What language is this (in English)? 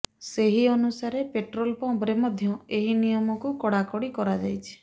Odia